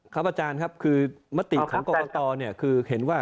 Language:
Thai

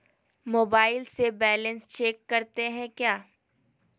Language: Magahi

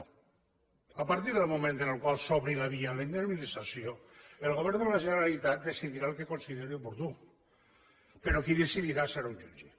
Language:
Catalan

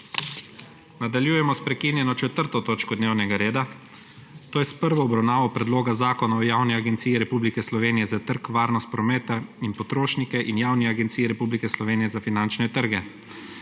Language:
Slovenian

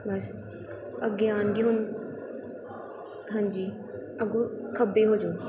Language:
Punjabi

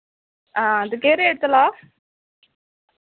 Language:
Dogri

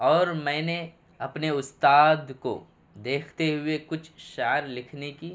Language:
Urdu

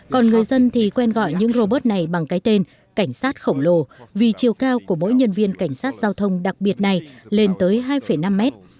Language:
Vietnamese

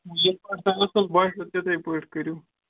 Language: Kashmiri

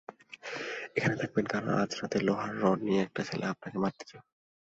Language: Bangla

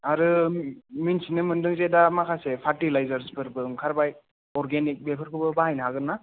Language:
Bodo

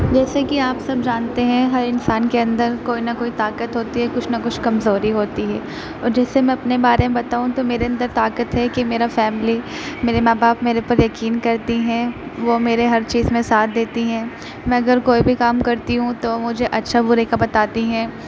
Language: Urdu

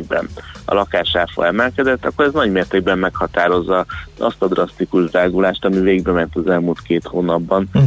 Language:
Hungarian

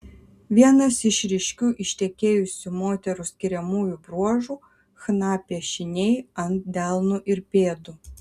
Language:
Lithuanian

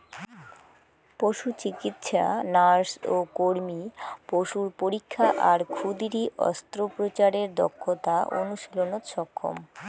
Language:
Bangla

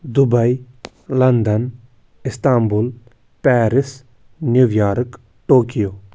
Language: Kashmiri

